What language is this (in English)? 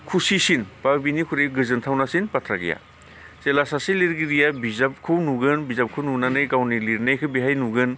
Bodo